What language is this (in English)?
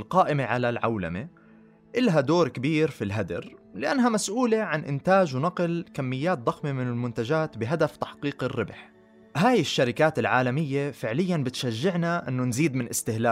Arabic